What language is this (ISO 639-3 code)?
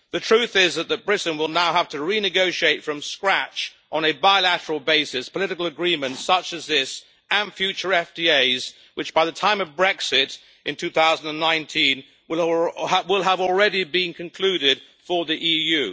eng